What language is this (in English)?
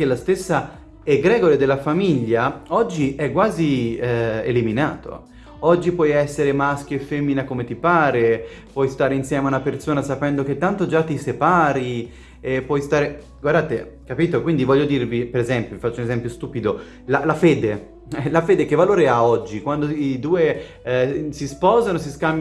Italian